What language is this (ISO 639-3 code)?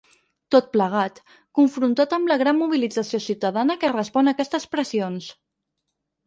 cat